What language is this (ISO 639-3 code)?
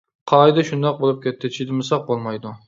uig